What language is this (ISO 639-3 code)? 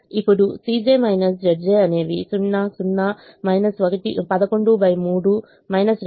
tel